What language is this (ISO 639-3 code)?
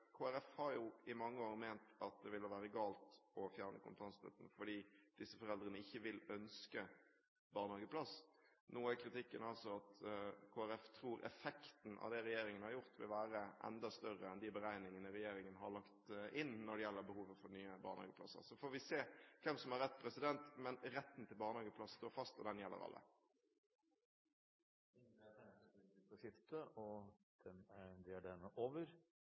nob